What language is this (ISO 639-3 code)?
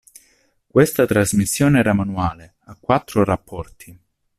ita